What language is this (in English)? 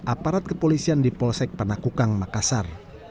Indonesian